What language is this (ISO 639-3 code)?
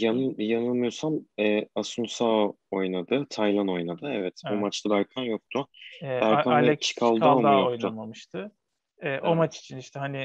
tur